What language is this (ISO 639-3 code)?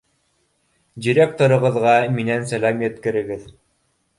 bak